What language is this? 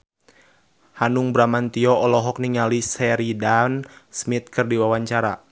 Sundanese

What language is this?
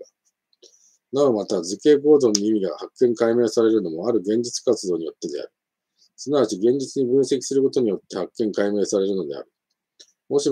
Japanese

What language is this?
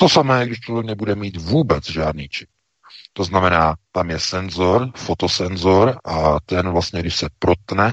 Czech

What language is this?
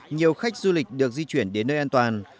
Vietnamese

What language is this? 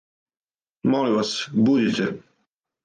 Serbian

